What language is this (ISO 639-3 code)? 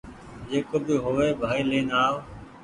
gig